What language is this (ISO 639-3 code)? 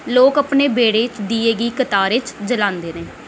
doi